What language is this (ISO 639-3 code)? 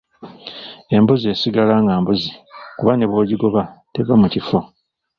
lug